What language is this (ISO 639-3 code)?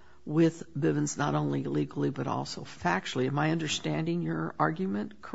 eng